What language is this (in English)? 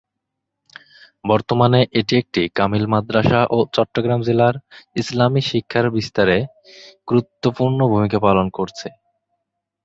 Bangla